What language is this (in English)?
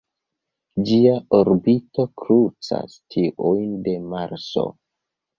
Esperanto